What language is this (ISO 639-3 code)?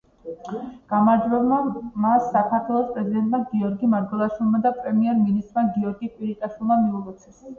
kat